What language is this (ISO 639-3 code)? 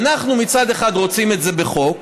heb